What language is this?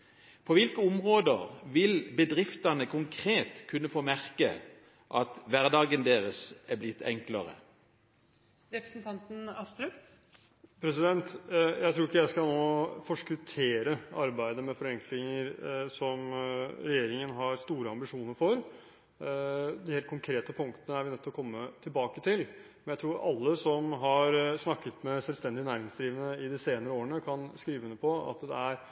Norwegian Bokmål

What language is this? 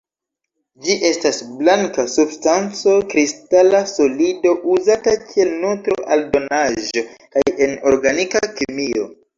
Esperanto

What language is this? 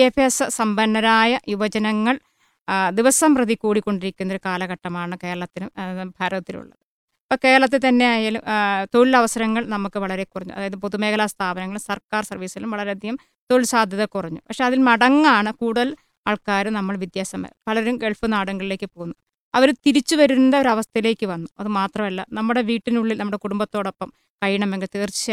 Malayalam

